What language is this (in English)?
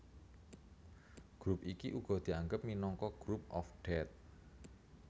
Javanese